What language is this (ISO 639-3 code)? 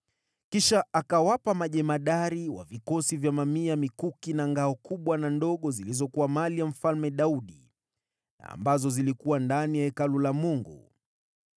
swa